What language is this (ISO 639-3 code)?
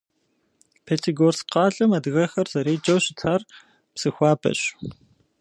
kbd